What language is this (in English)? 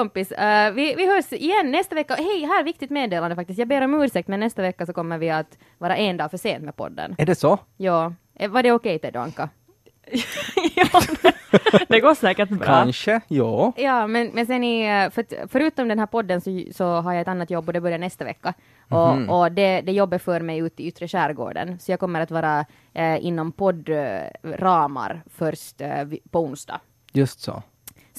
Swedish